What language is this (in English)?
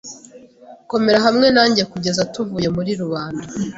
Kinyarwanda